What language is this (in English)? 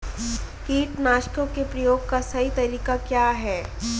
Hindi